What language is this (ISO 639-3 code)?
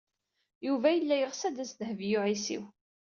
kab